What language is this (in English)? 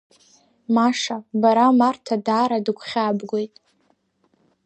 Abkhazian